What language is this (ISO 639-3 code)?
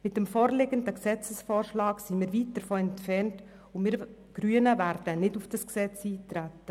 gsw